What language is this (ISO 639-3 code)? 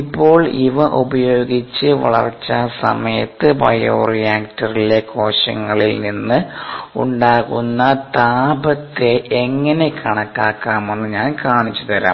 mal